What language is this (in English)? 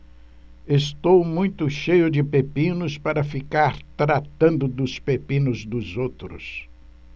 Portuguese